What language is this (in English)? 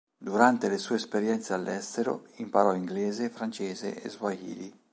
Italian